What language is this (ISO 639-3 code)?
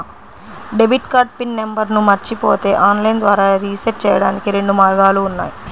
tel